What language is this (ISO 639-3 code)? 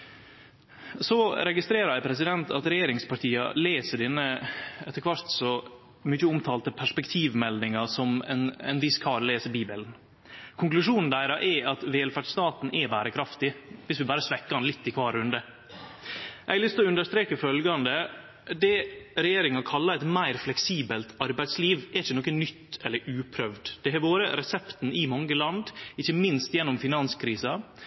nno